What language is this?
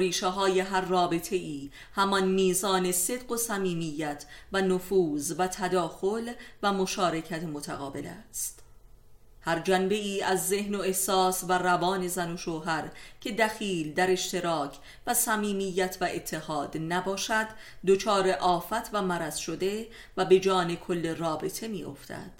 Persian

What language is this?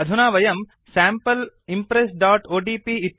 Sanskrit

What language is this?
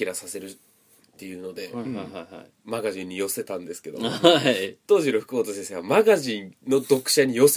Japanese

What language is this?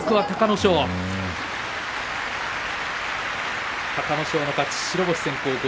Japanese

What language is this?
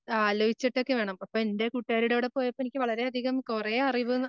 Malayalam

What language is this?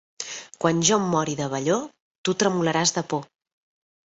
Catalan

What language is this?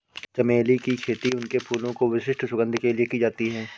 Hindi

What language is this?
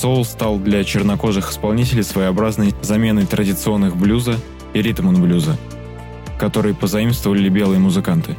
Russian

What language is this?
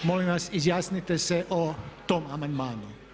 Croatian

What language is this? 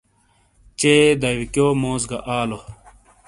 Shina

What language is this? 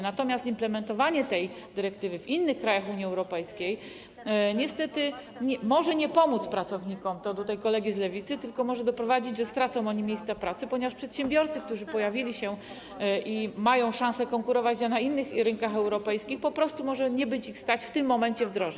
Polish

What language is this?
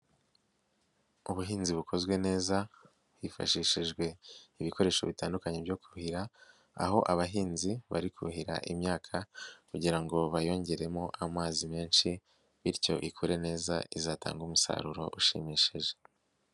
Kinyarwanda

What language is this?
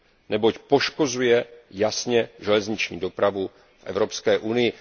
Czech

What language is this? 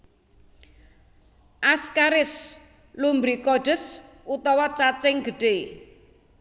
Javanese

